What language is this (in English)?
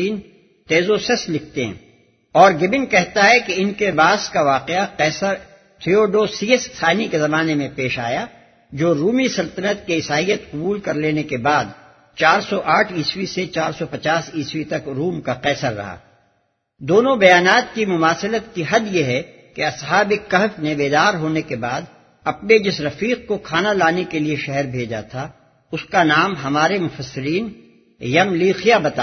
Urdu